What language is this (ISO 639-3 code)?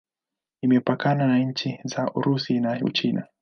swa